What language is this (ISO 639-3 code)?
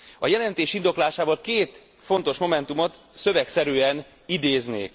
hun